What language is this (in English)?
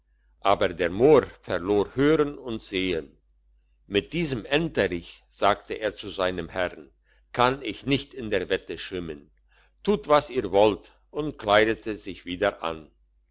German